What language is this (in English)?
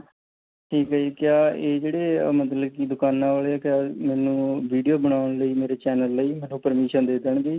Punjabi